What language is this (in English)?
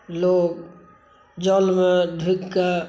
Maithili